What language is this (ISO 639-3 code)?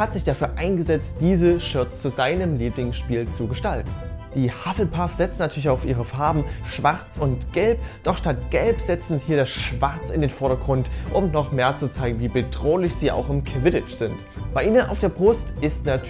deu